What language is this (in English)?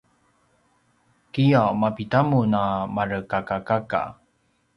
Paiwan